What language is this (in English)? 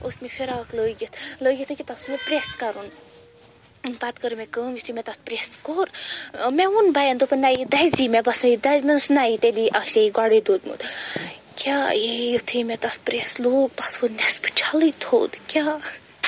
Kashmiri